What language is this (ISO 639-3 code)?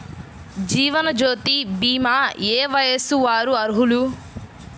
tel